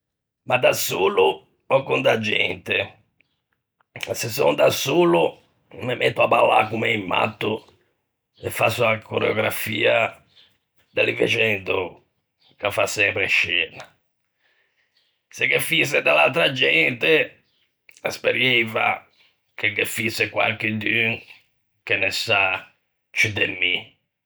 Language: Ligurian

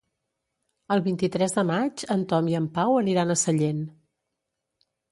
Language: Catalan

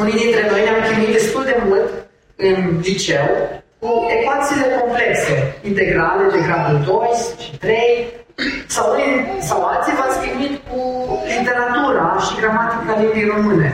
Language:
Romanian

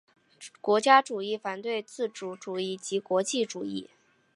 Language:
Chinese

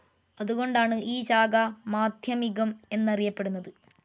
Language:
Malayalam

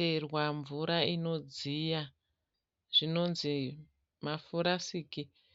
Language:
Shona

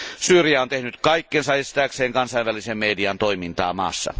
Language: Finnish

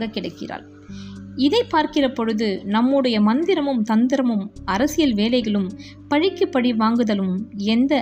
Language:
Tamil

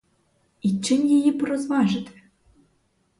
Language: Ukrainian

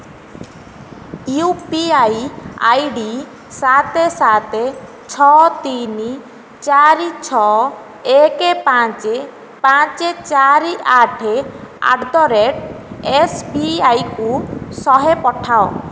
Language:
Odia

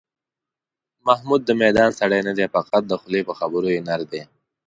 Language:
Pashto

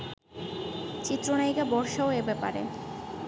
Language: Bangla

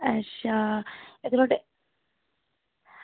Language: Dogri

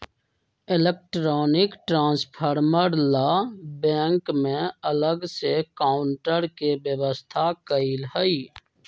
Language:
Magahi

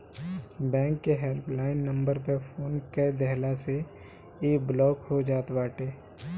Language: Bhojpuri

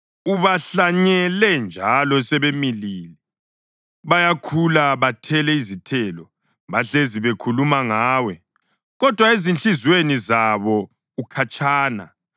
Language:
North Ndebele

